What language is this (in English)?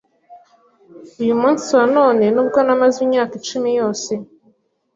Kinyarwanda